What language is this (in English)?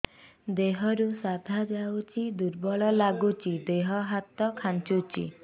Odia